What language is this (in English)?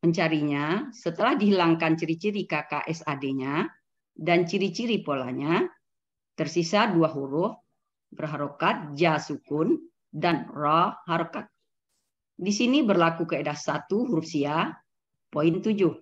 Indonesian